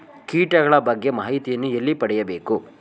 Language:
Kannada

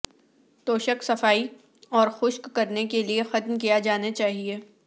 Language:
Urdu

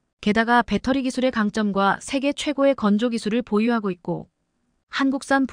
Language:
Korean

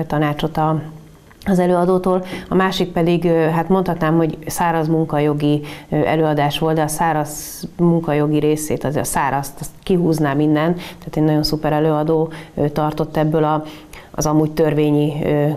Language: Hungarian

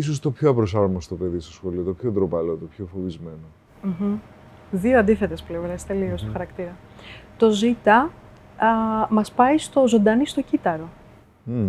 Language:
Greek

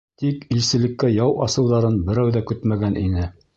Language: Bashkir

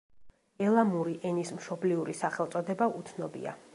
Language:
Georgian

